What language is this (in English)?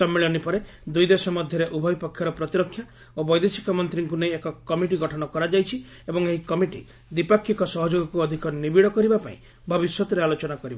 Odia